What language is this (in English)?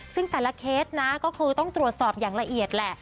Thai